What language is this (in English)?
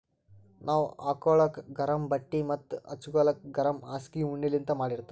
Kannada